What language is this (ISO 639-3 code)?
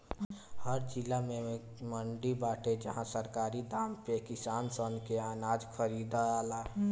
bho